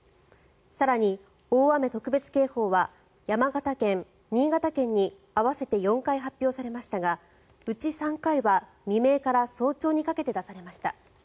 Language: Japanese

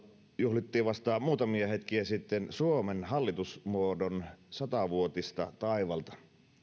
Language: Finnish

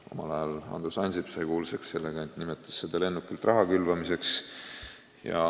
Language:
Estonian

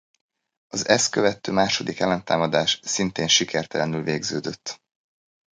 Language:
Hungarian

